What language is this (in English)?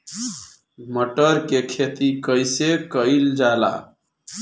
Bhojpuri